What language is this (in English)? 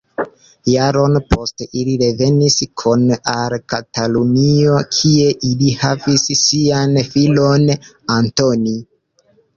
Esperanto